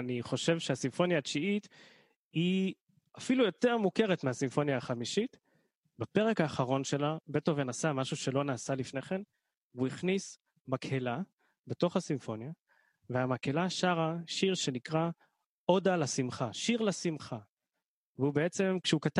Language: Hebrew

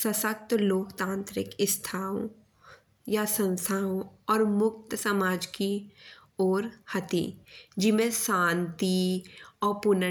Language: Bundeli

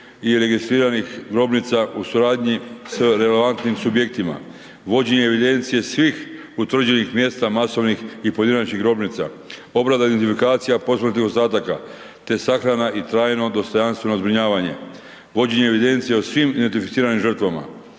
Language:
Croatian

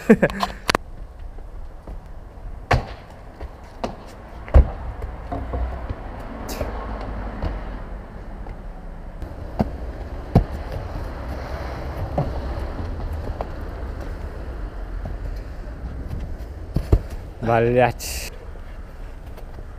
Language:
Russian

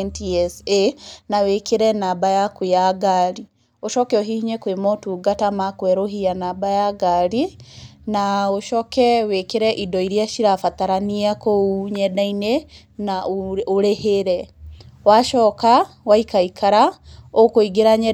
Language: Kikuyu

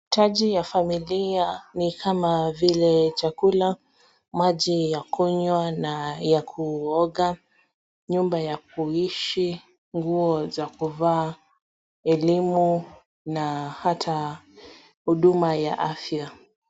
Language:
Swahili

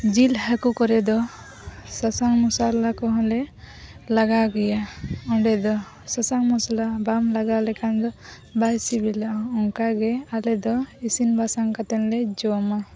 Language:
Santali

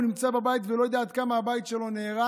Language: Hebrew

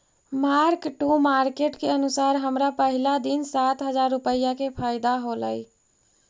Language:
Magahi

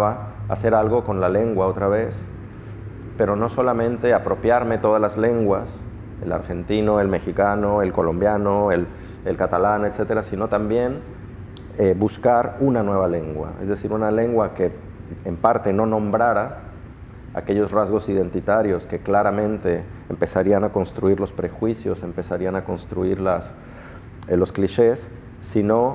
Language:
Spanish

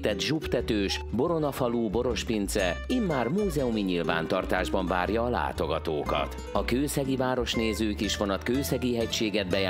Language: Hungarian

